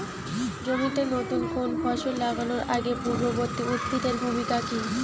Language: Bangla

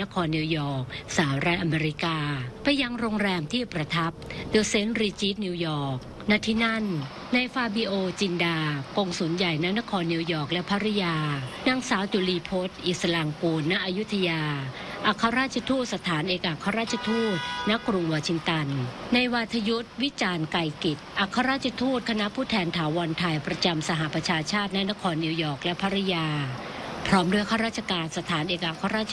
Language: Thai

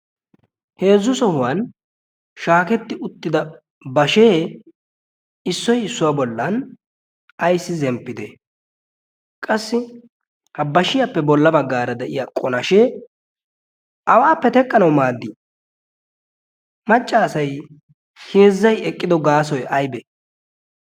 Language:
Wolaytta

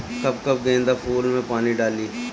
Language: Bhojpuri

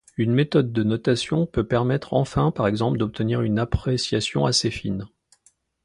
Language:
French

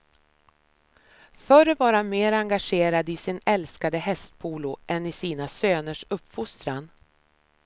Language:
Swedish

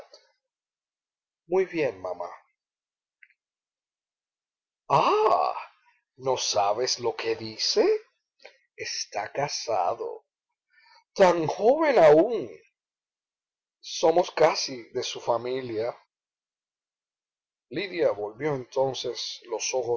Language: Spanish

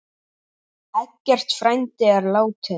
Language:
Icelandic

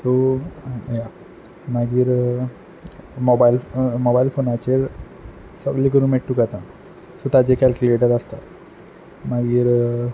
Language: Konkani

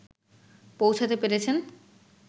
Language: Bangla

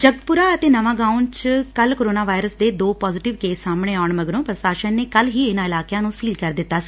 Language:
Punjabi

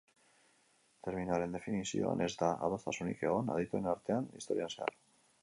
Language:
Basque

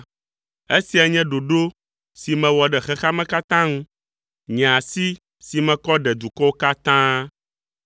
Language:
Ewe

